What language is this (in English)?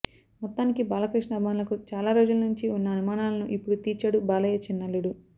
Telugu